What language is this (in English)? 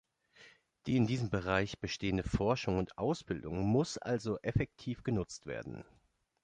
German